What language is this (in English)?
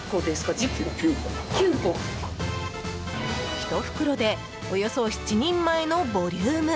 Japanese